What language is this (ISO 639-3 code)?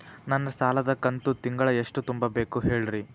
kan